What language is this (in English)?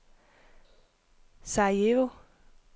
Danish